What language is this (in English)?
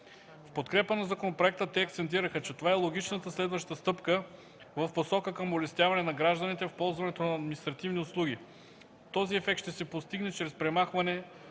Bulgarian